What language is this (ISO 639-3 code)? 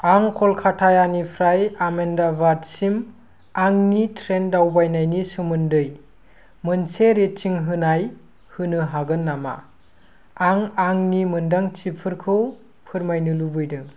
brx